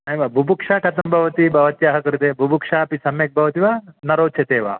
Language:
Sanskrit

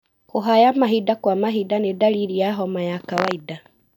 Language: Kikuyu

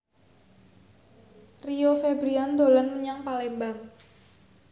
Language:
Javanese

